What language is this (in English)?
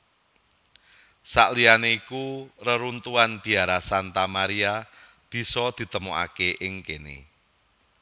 Javanese